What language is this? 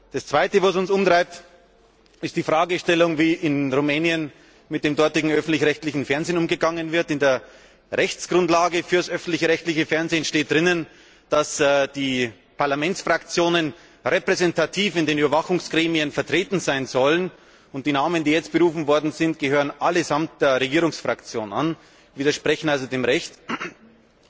German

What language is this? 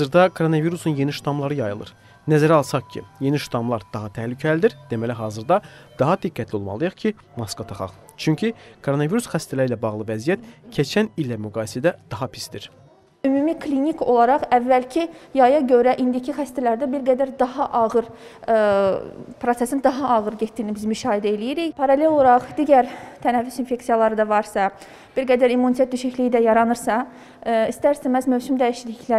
Turkish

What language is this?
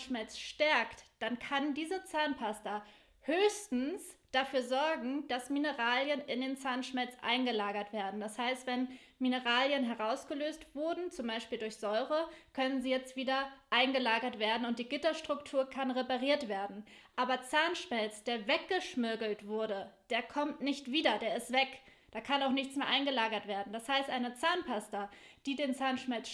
German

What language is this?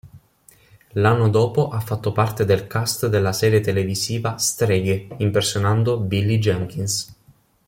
Italian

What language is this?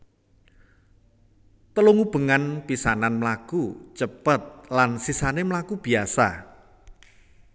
Javanese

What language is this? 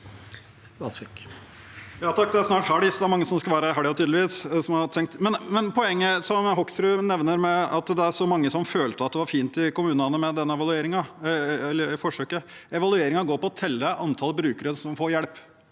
Norwegian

